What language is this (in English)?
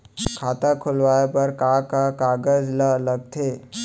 Chhattisgarhi